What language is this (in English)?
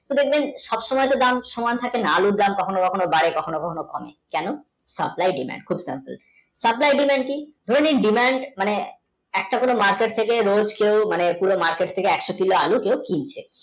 Bangla